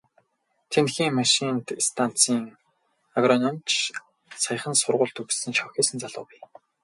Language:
Mongolian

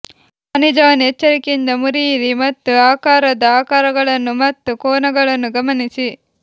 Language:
Kannada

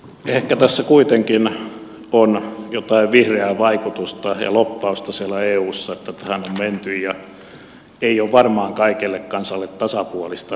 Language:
Finnish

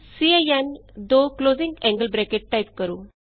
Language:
Punjabi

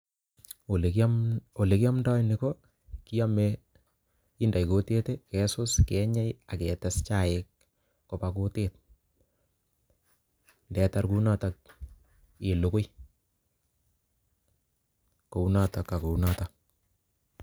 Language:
Kalenjin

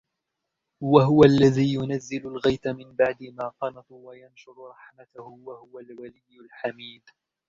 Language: Arabic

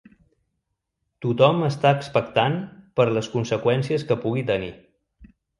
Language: Catalan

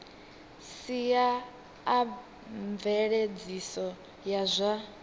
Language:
Venda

